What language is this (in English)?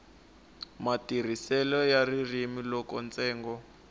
Tsonga